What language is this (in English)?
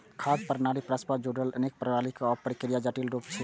Maithili